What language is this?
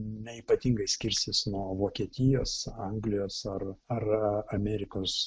Lithuanian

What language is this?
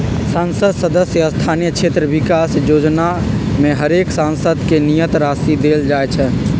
Magahi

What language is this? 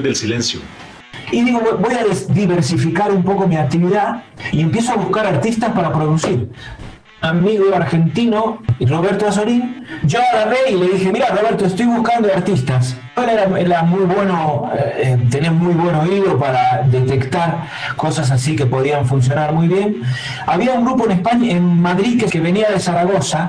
Spanish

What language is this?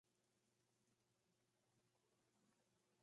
Spanish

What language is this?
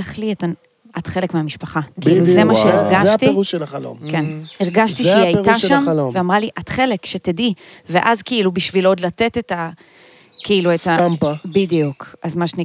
Hebrew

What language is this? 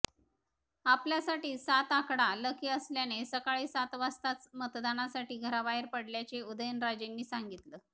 Marathi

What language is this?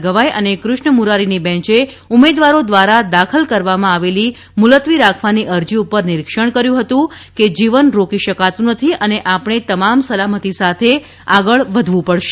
Gujarati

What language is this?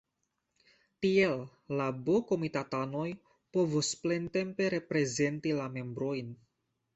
Esperanto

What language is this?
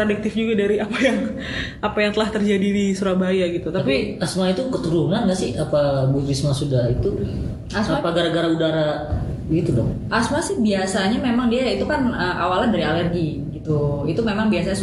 Indonesian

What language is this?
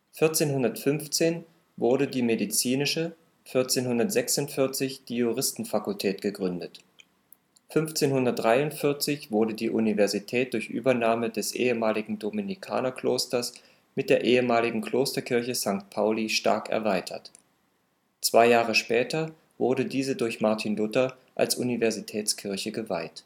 German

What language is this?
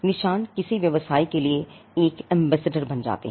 Hindi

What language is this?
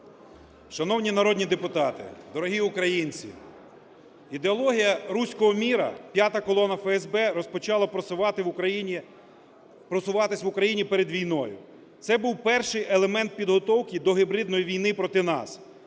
Ukrainian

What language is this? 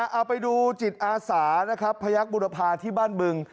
Thai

